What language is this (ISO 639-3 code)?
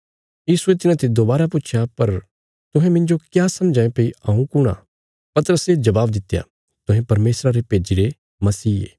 kfs